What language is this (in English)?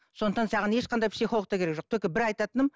Kazakh